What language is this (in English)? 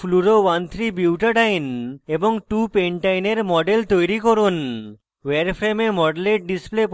Bangla